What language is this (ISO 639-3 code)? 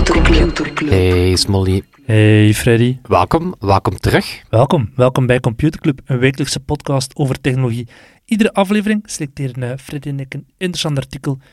nld